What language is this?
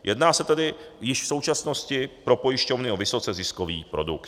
Czech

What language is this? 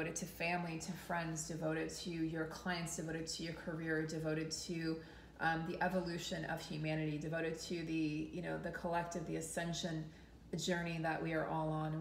English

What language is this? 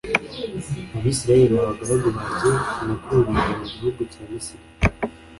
Kinyarwanda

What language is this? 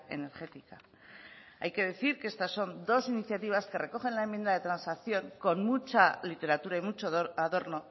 Spanish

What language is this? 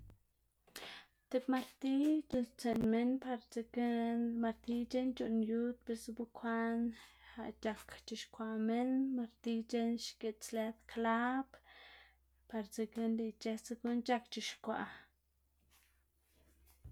Xanaguía Zapotec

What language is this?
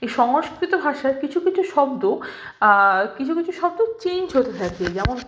Bangla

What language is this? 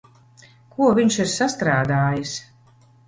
Latvian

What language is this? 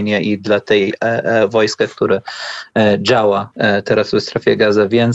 Polish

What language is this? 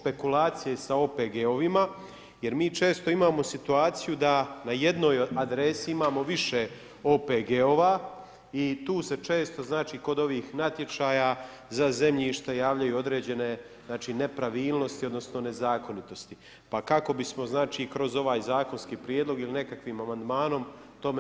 Croatian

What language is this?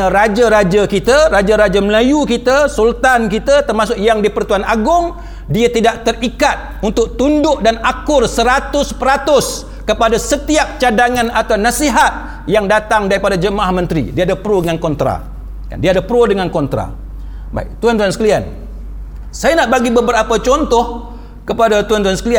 Malay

